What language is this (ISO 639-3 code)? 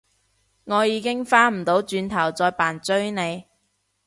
yue